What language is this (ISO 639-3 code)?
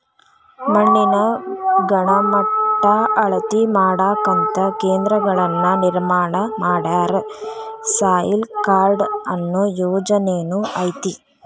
kan